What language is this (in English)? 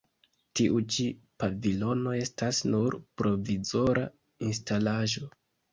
Esperanto